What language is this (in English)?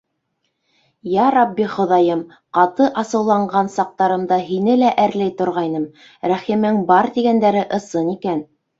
Bashkir